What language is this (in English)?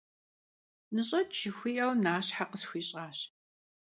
Kabardian